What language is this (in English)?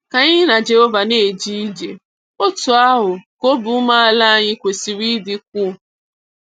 Igbo